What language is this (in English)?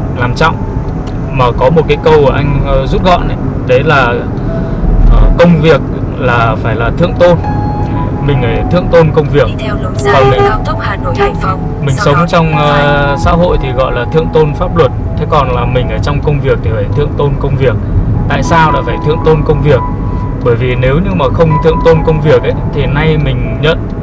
Vietnamese